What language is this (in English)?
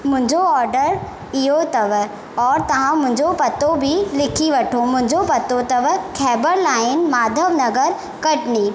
Sindhi